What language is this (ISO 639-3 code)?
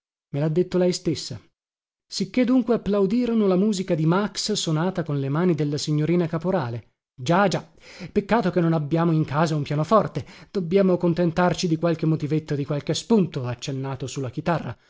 ita